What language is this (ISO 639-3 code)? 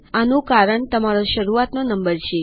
guj